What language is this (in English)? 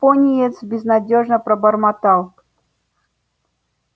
Russian